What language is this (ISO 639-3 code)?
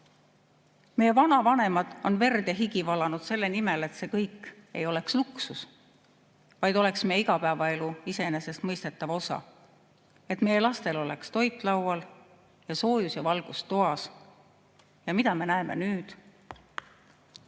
est